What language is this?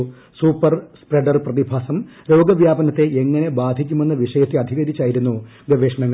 Malayalam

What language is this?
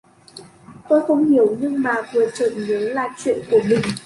Vietnamese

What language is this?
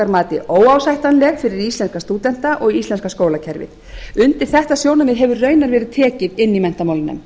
Icelandic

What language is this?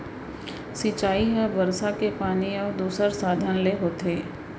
Chhattisgarhi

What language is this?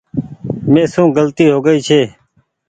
Goaria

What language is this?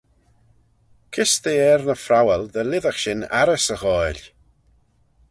Manx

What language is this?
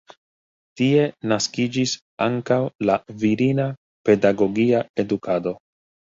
Esperanto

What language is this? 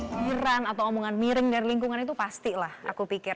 Indonesian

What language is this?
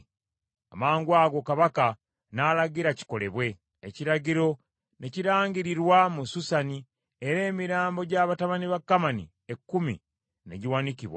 Ganda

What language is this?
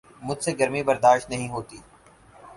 Urdu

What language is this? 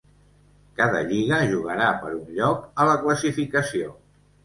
Catalan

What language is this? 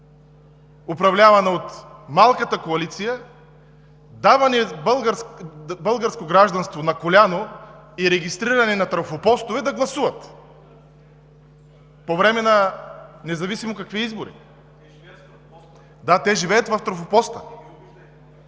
Bulgarian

